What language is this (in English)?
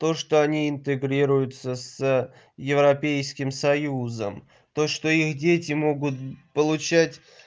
Russian